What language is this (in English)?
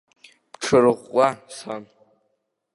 Abkhazian